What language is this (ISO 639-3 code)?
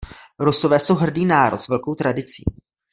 ces